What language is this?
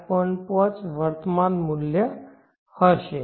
Gujarati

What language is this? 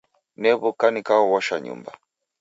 Taita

